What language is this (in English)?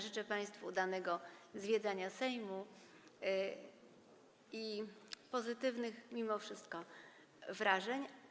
Polish